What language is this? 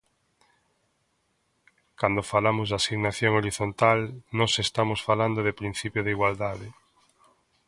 Galician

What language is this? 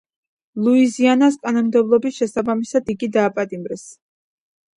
Georgian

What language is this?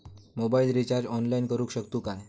Marathi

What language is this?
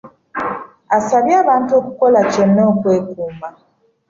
Ganda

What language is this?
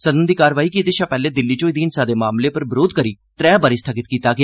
Dogri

